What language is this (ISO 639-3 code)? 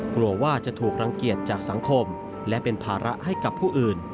tha